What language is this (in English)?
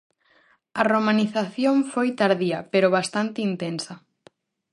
Galician